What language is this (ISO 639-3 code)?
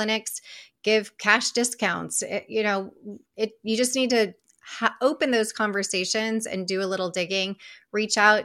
eng